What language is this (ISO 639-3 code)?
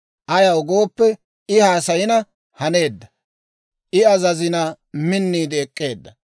dwr